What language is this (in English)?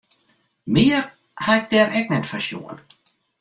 Western Frisian